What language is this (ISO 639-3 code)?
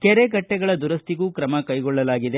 kan